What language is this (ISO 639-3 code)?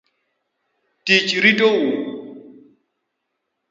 luo